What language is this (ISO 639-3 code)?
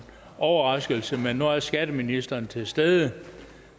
dan